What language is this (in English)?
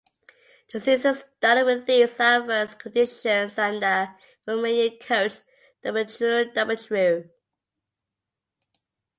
English